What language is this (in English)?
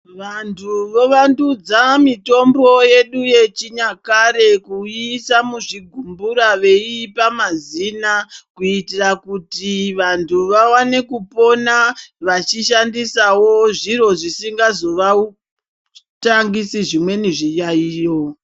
Ndau